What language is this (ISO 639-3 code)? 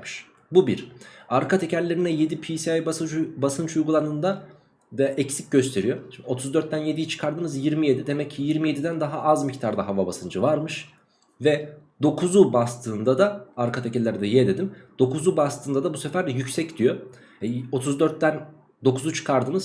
tur